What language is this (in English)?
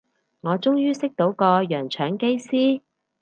Cantonese